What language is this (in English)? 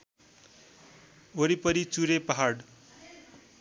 Nepali